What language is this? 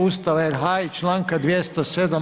Croatian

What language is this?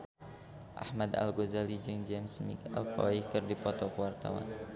Sundanese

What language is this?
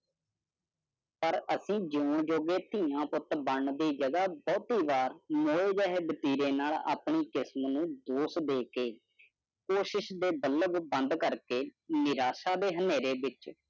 Punjabi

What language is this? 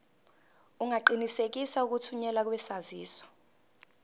Zulu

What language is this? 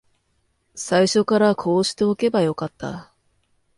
Japanese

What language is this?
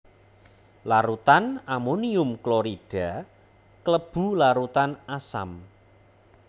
Javanese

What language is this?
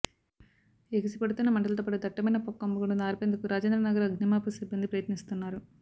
Telugu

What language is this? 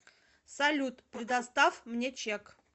Russian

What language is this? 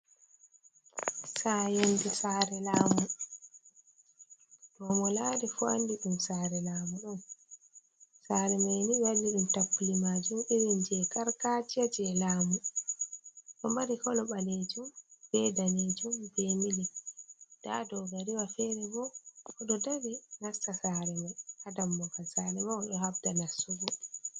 Fula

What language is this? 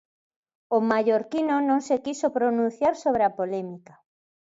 Galician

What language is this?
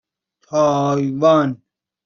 Persian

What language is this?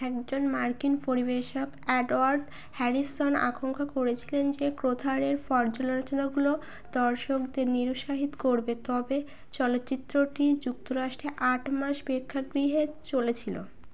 Bangla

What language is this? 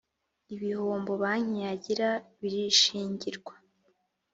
Kinyarwanda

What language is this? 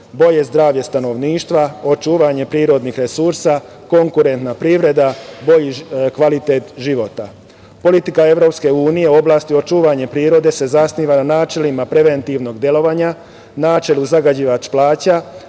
Serbian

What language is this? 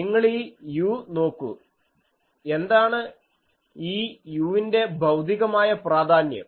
Malayalam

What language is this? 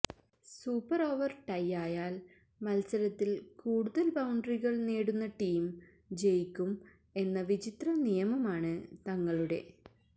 Malayalam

